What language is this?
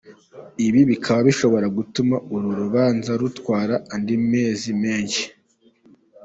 Kinyarwanda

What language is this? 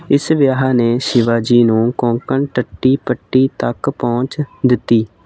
Punjabi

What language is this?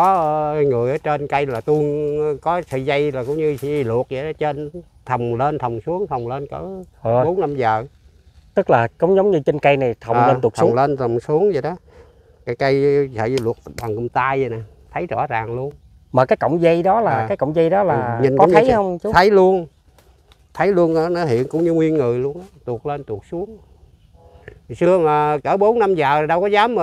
Vietnamese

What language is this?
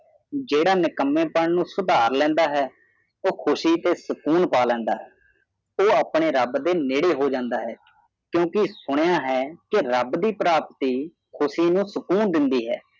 Punjabi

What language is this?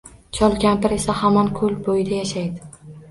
Uzbek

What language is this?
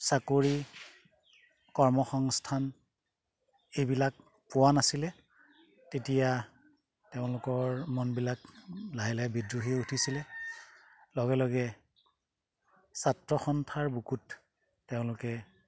Assamese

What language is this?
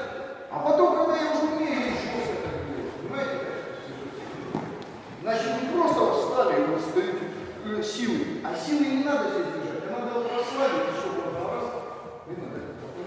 Russian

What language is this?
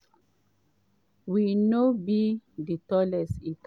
Nigerian Pidgin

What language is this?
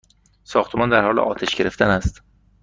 Persian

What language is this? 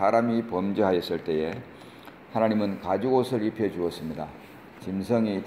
Korean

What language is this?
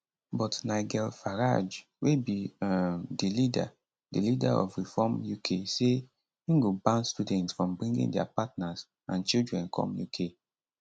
Nigerian Pidgin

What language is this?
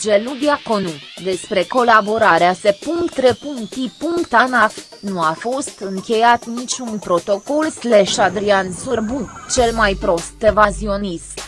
Romanian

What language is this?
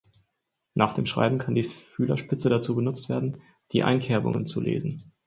German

